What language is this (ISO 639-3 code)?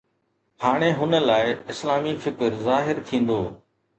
snd